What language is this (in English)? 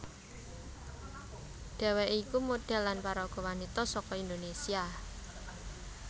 Javanese